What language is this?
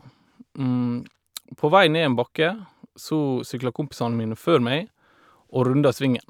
Norwegian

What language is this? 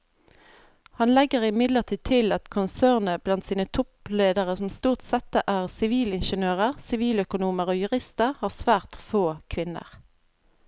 Norwegian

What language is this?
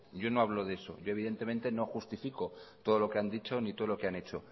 Spanish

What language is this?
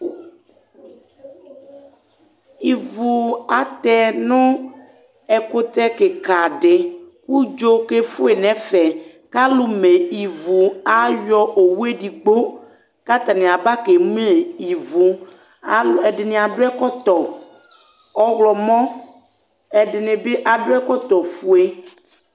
Ikposo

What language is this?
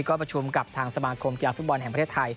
Thai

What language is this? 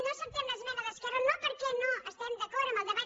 Catalan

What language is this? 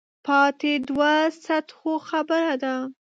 Pashto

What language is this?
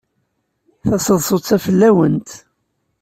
Kabyle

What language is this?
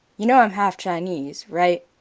English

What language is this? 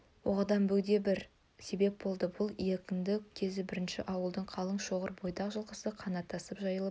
Kazakh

